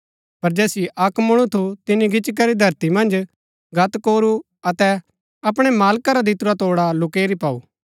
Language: Gaddi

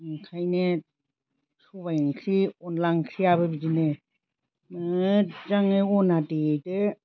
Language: Bodo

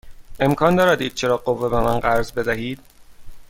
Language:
Persian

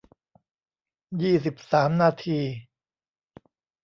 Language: Thai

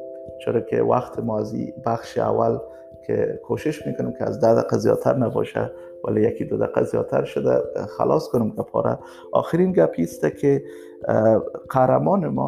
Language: Persian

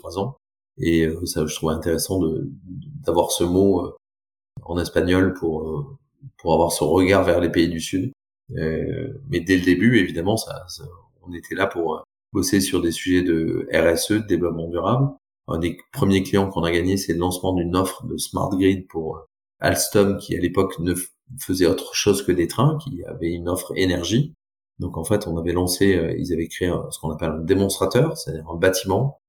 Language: French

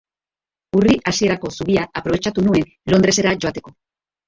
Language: Basque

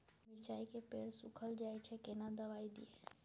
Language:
Maithili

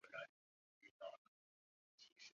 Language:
Chinese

